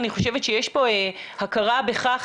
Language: Hebrew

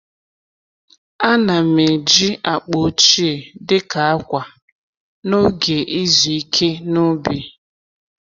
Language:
Igbo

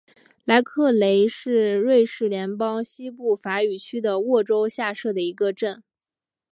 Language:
Chinese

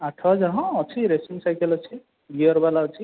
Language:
Odia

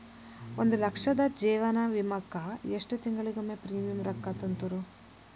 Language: Kannada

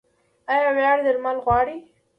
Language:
Pashto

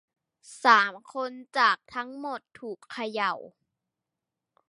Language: Thai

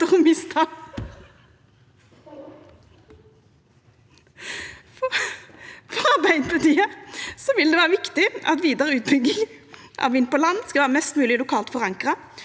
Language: Norwegian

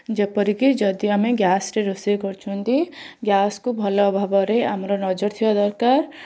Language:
Odia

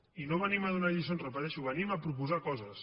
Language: Catalan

